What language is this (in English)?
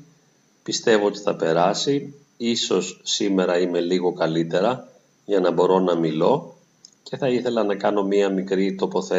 Greek